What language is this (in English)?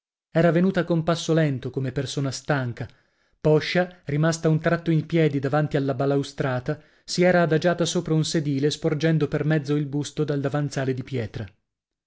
Italian